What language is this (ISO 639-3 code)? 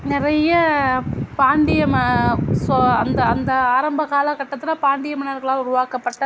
tam